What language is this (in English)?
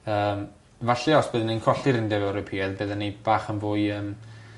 Welsh